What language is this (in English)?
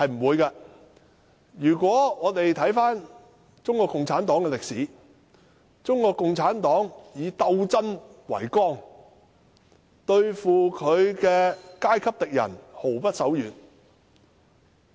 Cantonese